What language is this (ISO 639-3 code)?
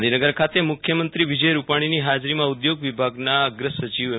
guj